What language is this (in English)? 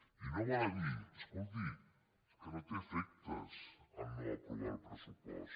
Catalan